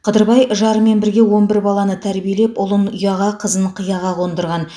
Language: Kazakh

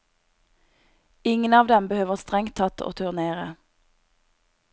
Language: Norwegian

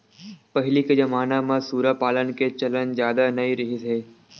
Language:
Chhattisgarhi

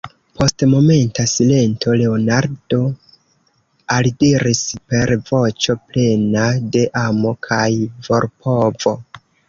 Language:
Esperanto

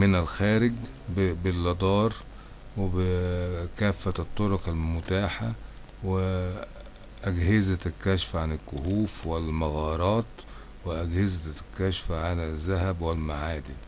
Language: Arabic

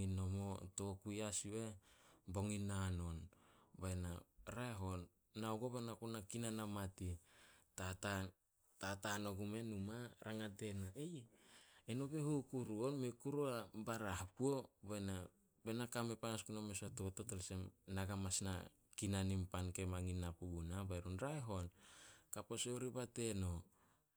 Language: Solos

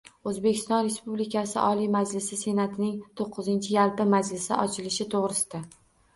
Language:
Uzbek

